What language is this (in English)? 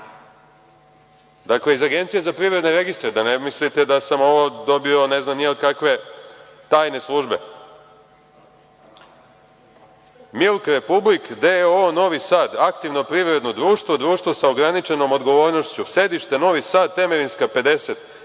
Serbian